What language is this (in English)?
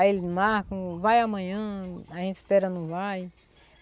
Portuguese